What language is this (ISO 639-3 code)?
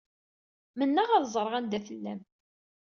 kab